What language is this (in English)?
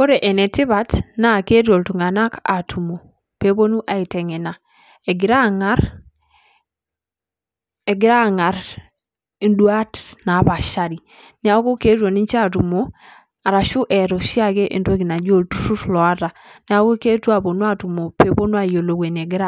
Masai